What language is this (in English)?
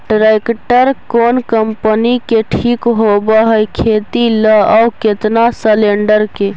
Magahi